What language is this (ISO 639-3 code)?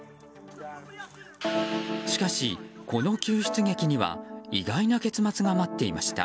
jpn